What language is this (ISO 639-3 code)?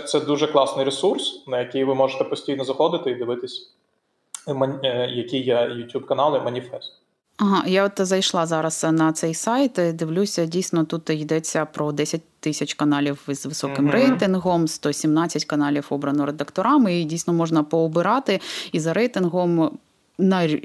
ukr